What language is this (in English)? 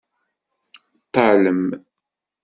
Kabyle